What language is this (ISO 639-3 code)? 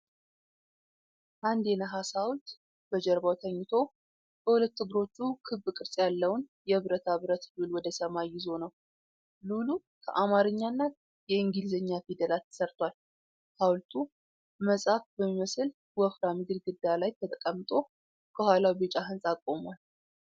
amh